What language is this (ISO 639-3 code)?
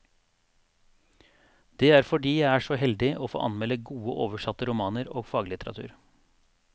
nor